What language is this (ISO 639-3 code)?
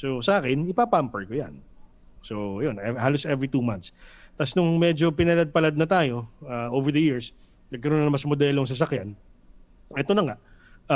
fil